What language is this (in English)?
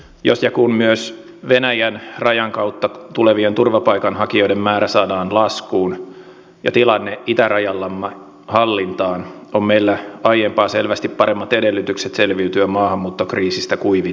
Finnish